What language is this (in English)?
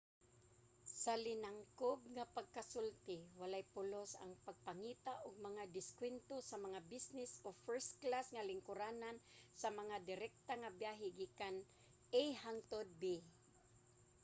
Cebuano